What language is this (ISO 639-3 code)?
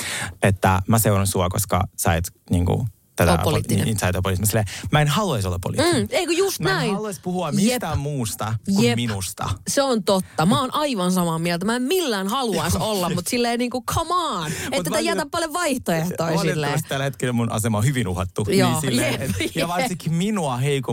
fin